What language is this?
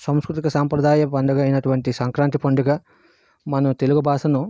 Telugu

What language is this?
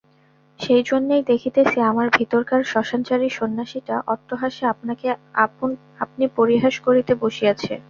Bangla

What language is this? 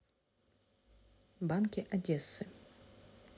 Russian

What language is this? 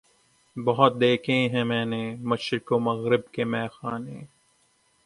Urdu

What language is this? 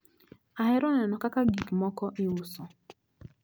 Luo (Kenya and Tanzania)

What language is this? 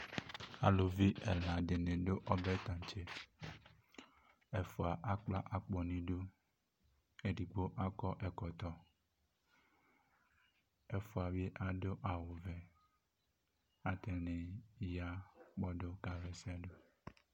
Ikposo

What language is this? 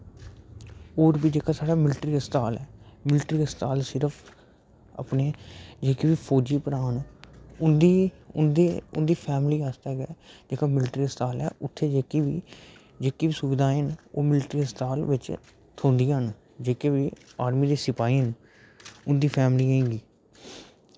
Dogri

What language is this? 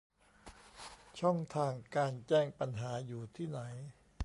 Thai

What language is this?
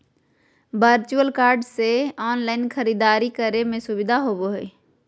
Magahi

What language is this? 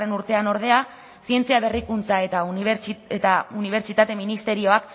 Basque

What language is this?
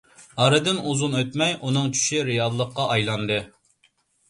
Uyghur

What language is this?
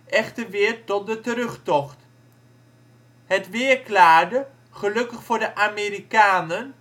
Dutch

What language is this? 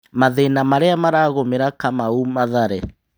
Kikuyu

